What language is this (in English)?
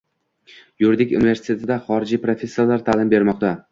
Uzbek